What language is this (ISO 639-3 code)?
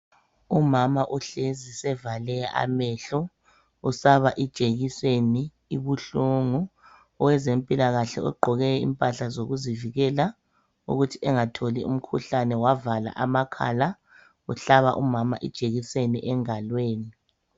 nde